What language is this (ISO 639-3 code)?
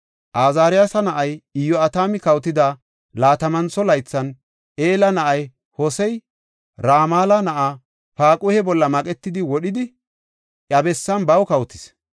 gof